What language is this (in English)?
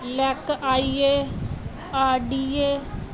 Punjabi